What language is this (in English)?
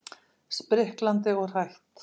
Icelandic